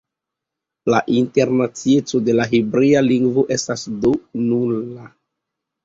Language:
Esperanto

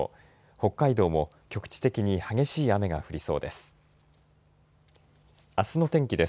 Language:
Japanese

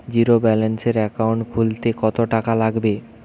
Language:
Bangla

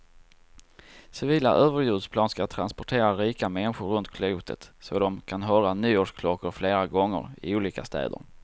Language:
Swedish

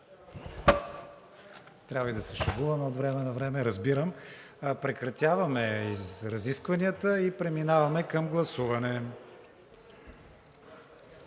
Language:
Bulgarian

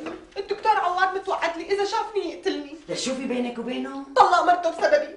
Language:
Arabic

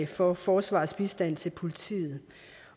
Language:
Danish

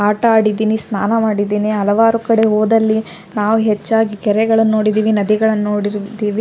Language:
Kannada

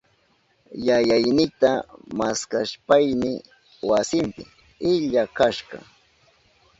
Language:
Southern Pastaza Quechua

